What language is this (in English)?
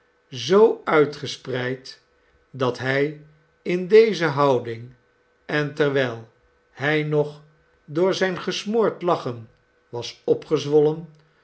Dutch